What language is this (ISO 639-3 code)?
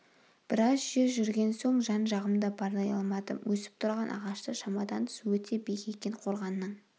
kaz